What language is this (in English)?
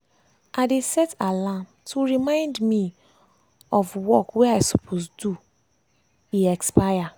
Nigerian Pidgin